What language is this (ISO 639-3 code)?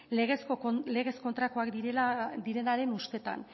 eus